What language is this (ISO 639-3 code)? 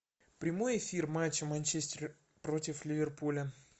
rus